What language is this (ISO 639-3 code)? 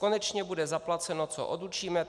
ces